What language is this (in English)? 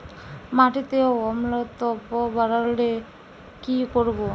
Bangla